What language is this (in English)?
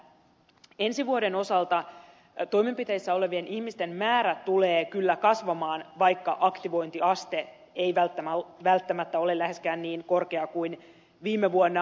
Finnish